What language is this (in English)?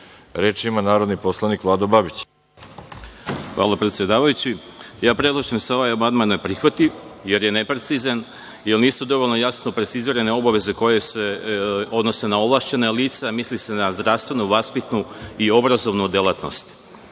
Serbian